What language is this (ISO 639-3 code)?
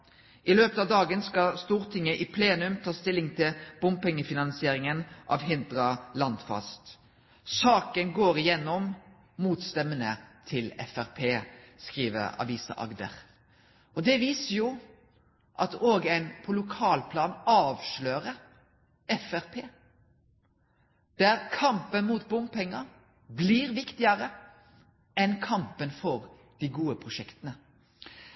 nno